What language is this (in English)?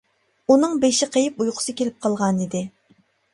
Uyghur